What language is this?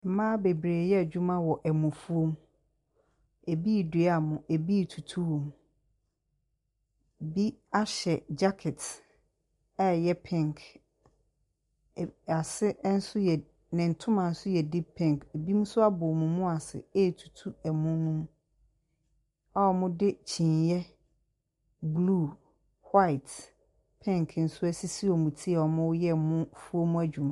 Akan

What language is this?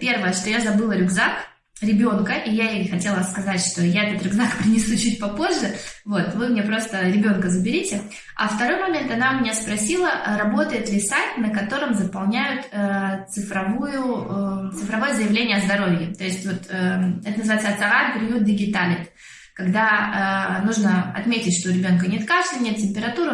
Russian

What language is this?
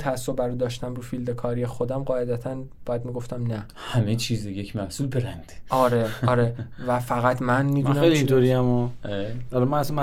Persian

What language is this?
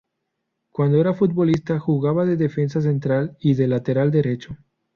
Spanish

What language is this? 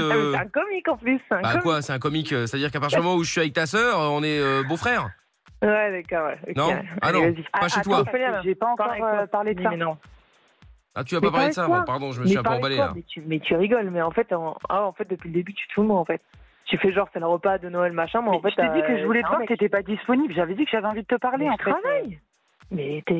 French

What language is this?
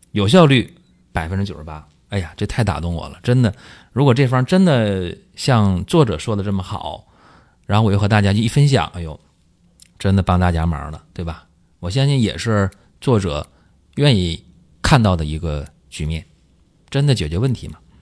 Chinese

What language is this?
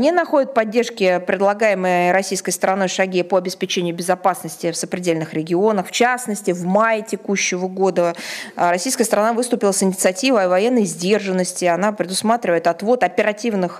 Russian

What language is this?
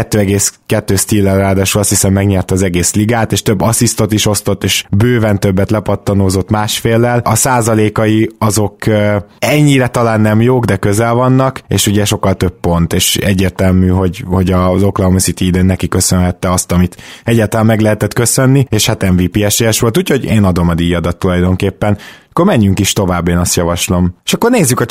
Hungarian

